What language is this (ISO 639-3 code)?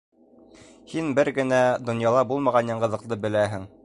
bak